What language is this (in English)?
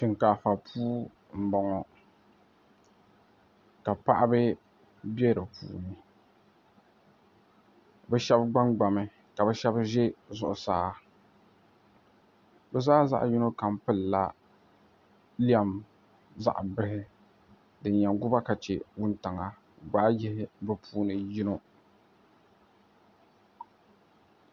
Dagbani